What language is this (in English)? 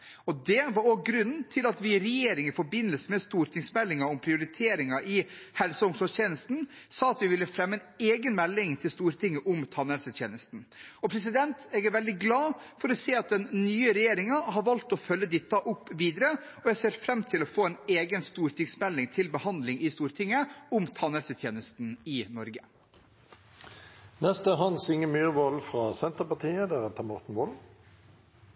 Norwegian